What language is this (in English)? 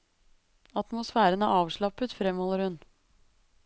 Norwegian